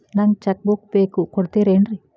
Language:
Kannada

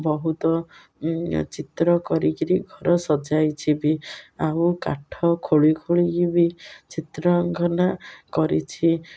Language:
Odia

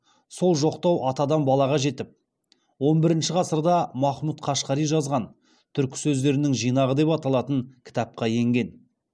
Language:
Kazakh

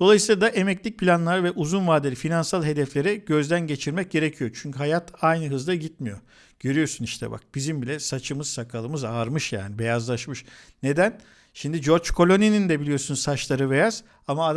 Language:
Turkish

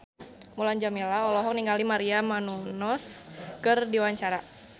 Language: Sundanese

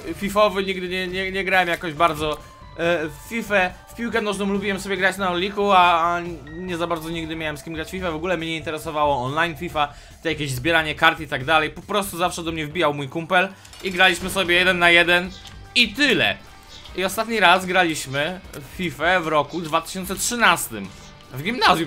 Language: Polish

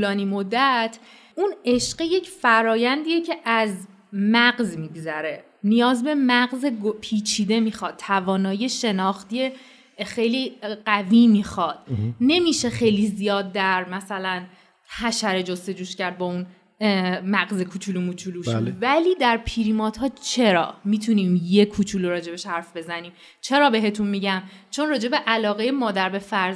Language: Persian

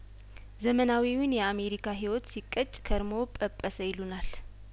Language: Amharic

